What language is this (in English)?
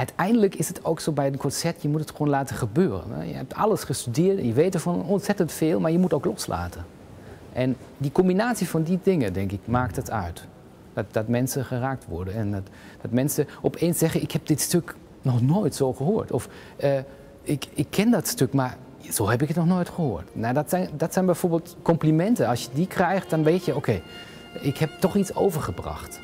Dutch